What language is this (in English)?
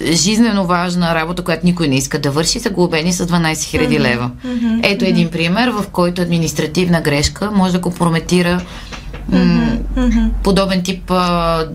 Bulgarian